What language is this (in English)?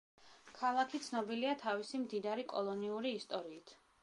Georgian